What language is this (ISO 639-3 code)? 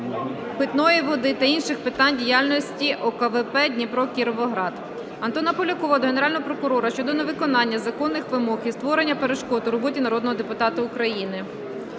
ukr